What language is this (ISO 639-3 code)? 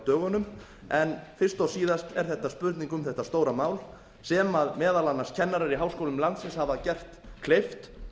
isl